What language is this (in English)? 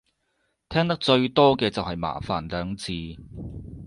Cantonese